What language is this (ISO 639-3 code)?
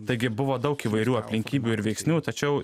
lit